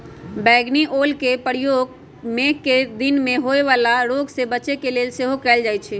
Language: Magahi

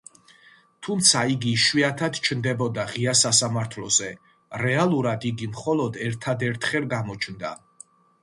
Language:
Georgian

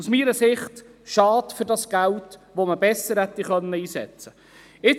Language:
Swiss German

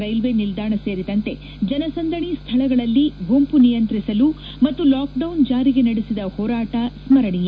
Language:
Kannada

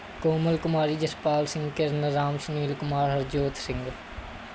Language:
Punjabi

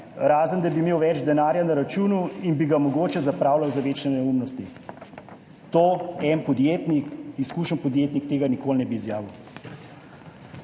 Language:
Slovenian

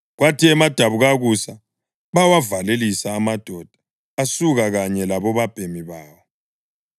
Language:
North Ndebele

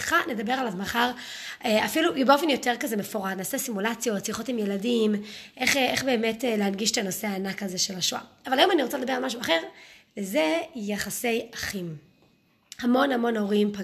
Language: Hebrew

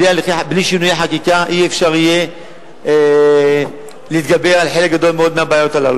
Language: Hebrew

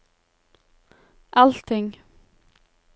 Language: Norwegian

